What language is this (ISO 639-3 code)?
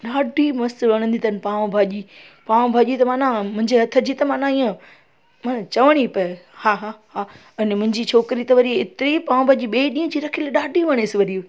snd